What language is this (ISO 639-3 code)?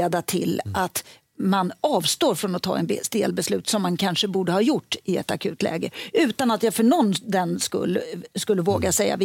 swe